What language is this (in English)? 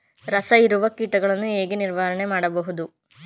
Kannada